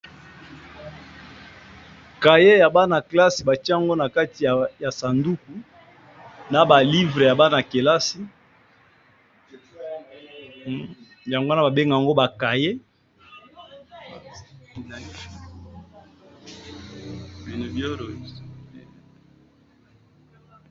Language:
Lingala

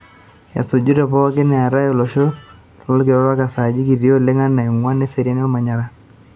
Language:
Masai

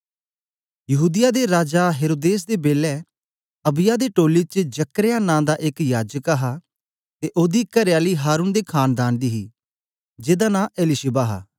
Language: Dogri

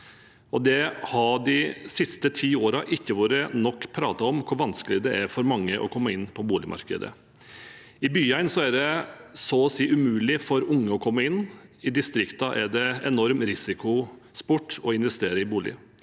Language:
Norwegian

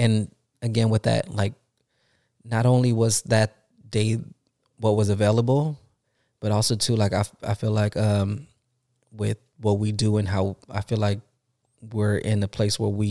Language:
English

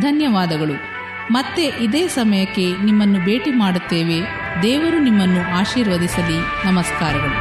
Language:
Kannada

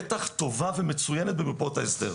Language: Hebrew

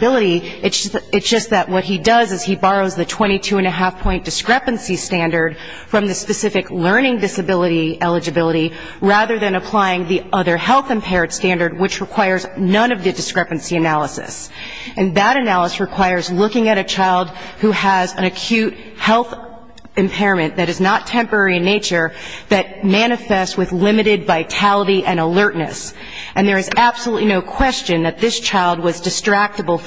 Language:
English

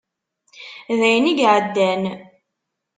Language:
Kabyle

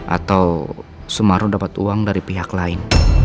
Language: Indonesian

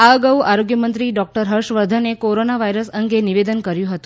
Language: Gujarati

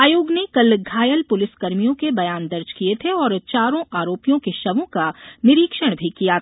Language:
Hindi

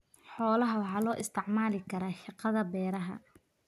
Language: Somali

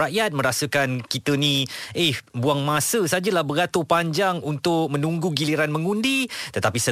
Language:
Malay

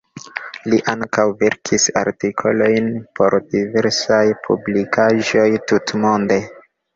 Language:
Esperanto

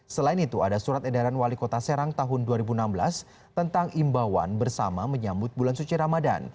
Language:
Indonesian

